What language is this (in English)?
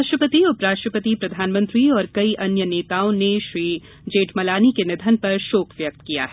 Hindi